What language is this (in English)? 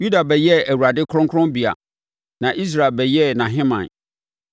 Akan